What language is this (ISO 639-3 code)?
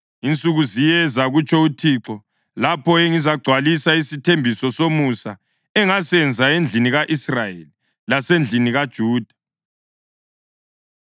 nde